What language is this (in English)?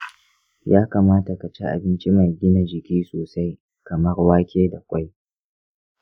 Hausa